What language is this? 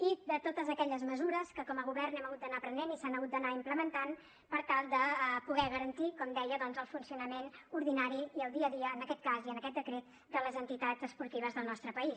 Catalan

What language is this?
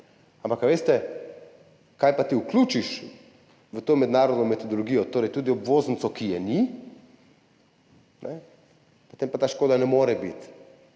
Slovenian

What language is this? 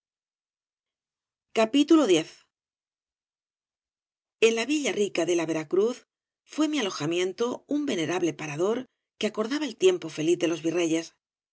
Spanish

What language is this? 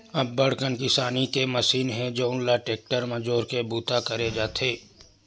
Chhattisgarhi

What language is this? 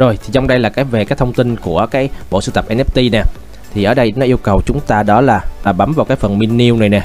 Vietnamese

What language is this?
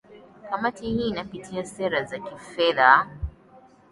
Swahili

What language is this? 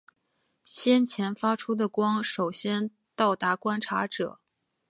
Chinese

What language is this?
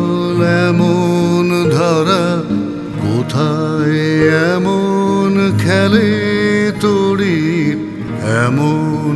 Romanian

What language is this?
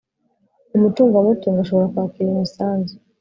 Kinyarwanda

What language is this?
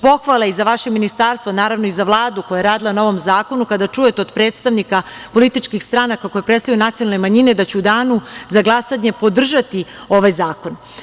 Serbian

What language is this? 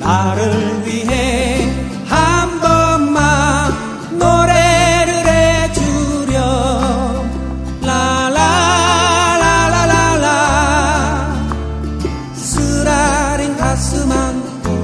Korean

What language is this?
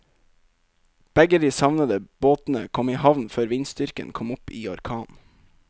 Norwegian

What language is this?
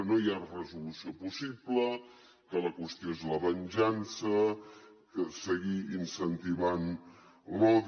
Catalan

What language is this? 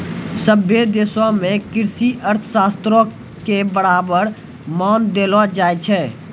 Maithili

